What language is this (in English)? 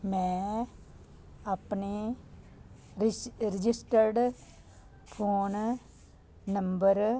Punjabi